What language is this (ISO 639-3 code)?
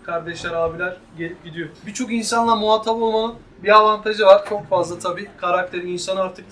tur